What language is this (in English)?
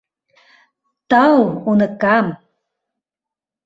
Mari